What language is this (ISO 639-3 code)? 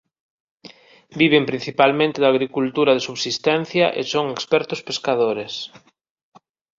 glg